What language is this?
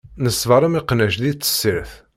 Kabyle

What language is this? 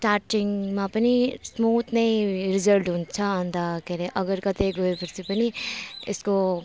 Nepali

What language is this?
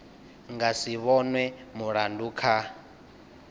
Venda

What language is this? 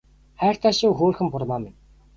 Mongolian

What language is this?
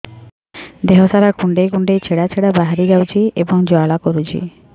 Odia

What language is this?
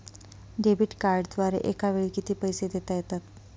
Marathi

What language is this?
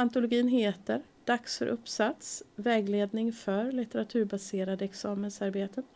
Swedish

